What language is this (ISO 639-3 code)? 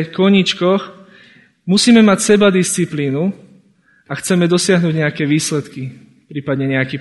slk